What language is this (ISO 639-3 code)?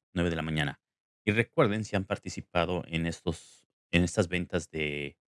spa